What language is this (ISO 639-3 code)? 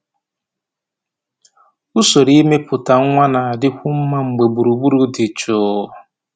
ibo